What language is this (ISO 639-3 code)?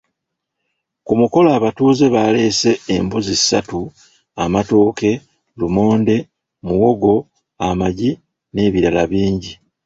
lug